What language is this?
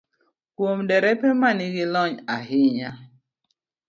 Luo (Kenya and Tanzania)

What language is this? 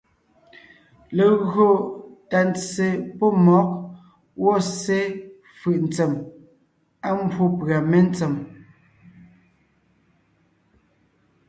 Ngiemboon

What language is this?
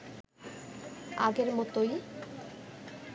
Bangla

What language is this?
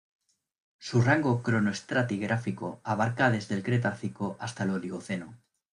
Spanish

